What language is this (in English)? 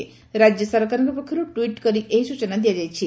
Odia